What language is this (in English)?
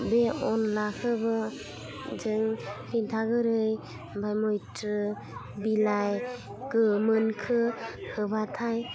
Bodo